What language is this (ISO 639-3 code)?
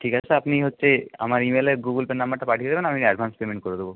ben